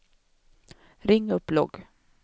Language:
Swedish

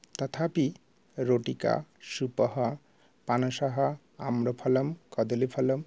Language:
Sanskrit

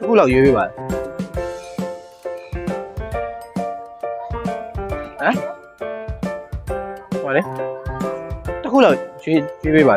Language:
Thai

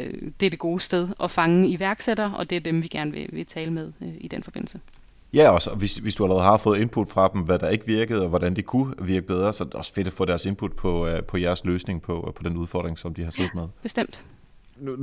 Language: Danish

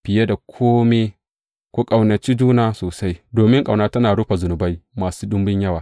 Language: Hausa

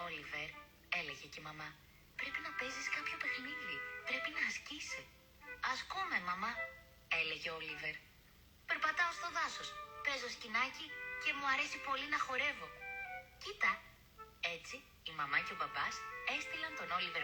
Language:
Greek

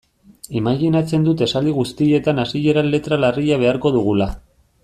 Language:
Basque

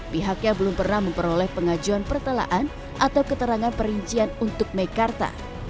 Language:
Indonesian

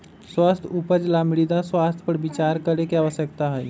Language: Magahi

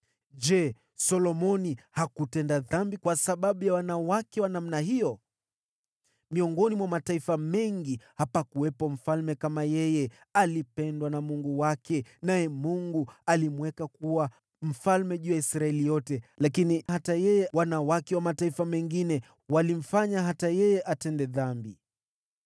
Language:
Swahili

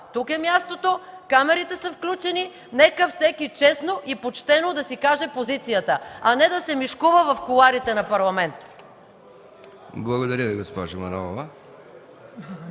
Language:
Bulgarian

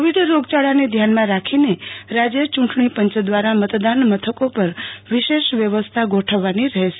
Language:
Gujarati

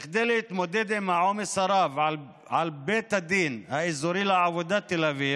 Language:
Hebrew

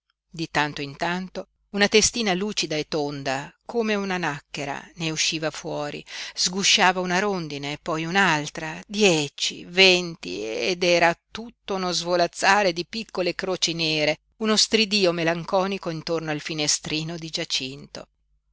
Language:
Italian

